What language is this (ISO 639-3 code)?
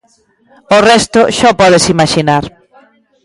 glg